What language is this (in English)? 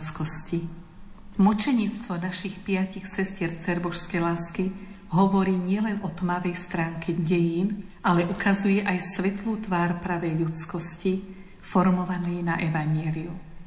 Slovak